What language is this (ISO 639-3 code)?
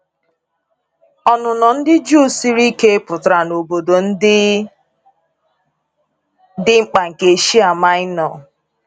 ibo